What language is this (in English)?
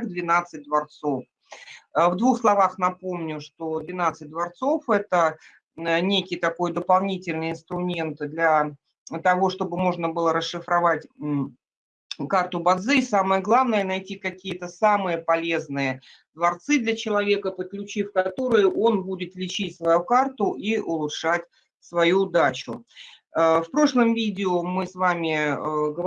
Russian